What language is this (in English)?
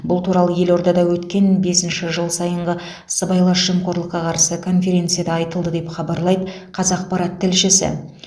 Kazakh